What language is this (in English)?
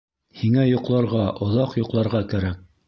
Bashkir